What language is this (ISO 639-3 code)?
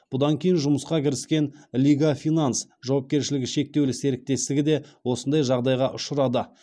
kaz